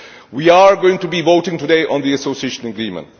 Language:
English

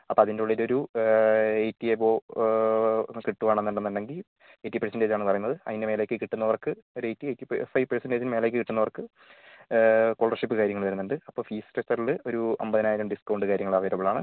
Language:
Malayalam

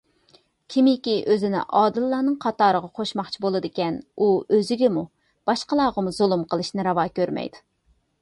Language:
Uyghur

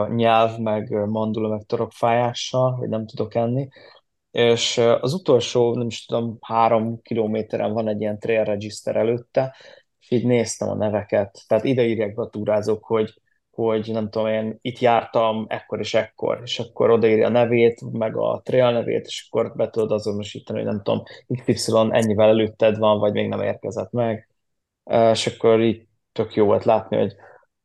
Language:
Hungarian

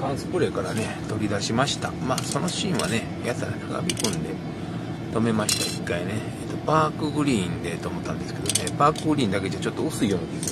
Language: Japanese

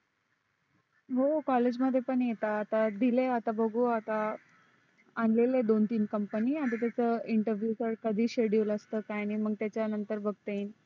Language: Marathi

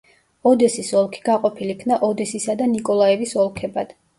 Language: Georgian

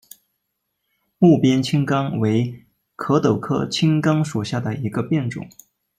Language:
Chinese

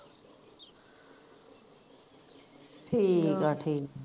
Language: Punjabi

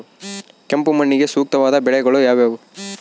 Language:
Kannada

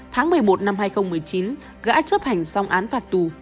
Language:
Vietnamese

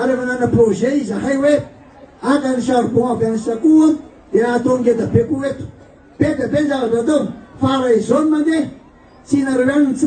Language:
Turkish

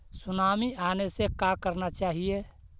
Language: Magahi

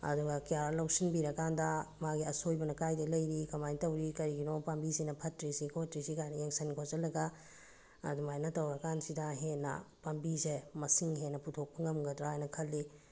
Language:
Manipuri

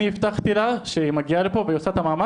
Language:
Hebrew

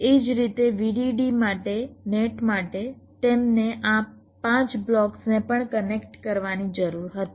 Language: Gujarati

